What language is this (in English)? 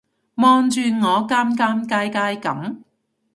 Cantonese